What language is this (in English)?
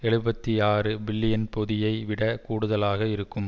Tamil